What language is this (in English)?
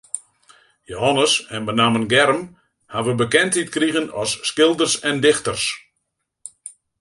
Western Frisian